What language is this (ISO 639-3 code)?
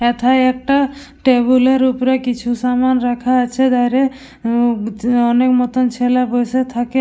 ben